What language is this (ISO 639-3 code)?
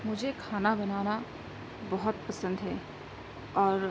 urd